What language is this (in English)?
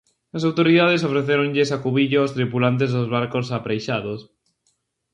Galician